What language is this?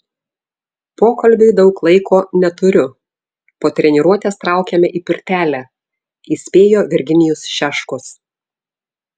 Lithuanian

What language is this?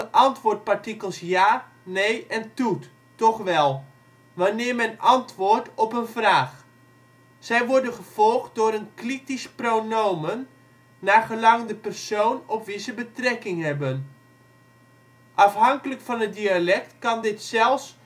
Dutch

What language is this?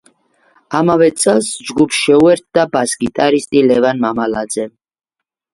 Georgian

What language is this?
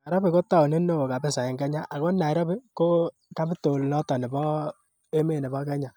Kalenjin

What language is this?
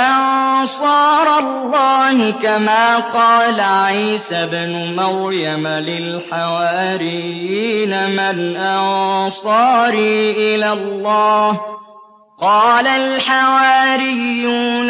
Arabic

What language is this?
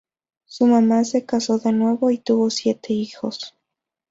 Spanish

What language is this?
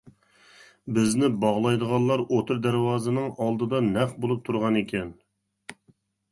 Uyghur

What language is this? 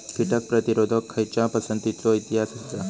Marathi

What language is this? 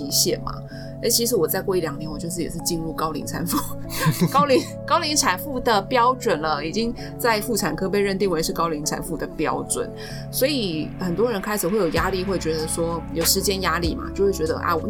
Chinese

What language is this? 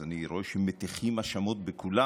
Hebrew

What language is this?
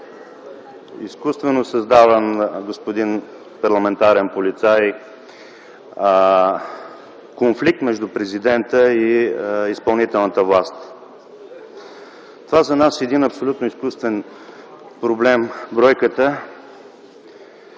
Bulgarian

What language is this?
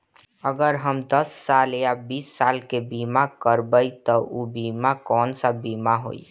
Bhojpuri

